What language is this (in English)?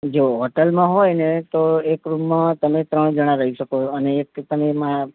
Gujarati